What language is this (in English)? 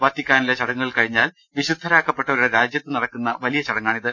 Malayalam